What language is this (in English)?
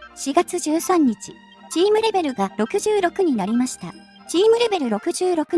Japanese